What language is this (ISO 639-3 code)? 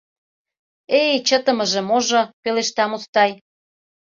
chm